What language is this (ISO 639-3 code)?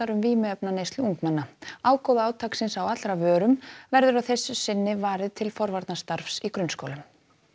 isl